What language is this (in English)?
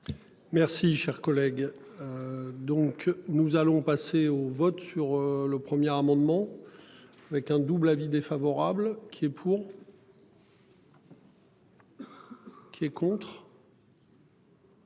French